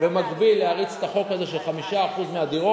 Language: Hebrew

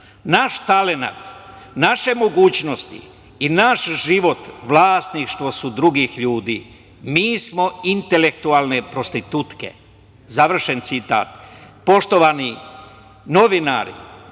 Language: Serbian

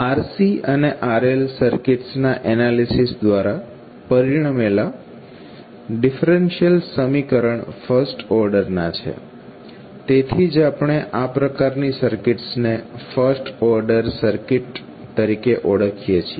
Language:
Gujarati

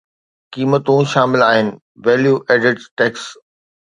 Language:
Sindhi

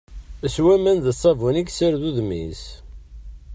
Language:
Kabyle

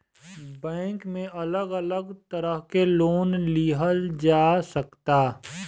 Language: Bhojpuri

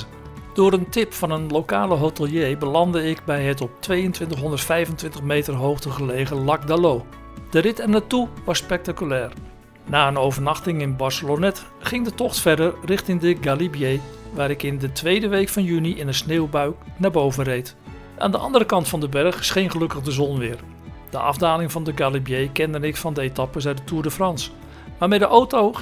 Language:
Dutch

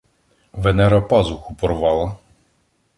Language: Ukrainian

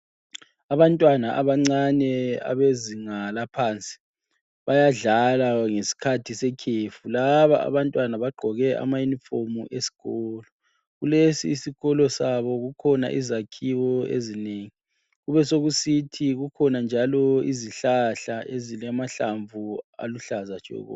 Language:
North Ndebele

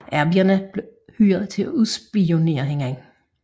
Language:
Danish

